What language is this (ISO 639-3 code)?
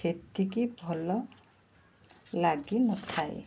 ori